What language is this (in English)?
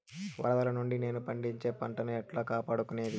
Telugu